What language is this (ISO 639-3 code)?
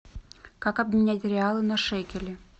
rus